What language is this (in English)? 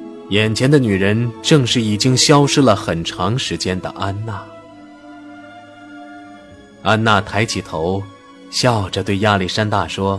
Chinese